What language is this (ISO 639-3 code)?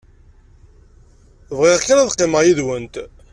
kab